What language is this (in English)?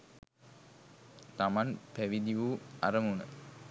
Sinhala